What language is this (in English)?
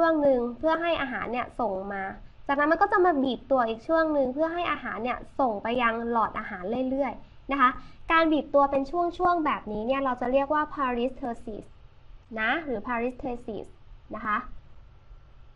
Thai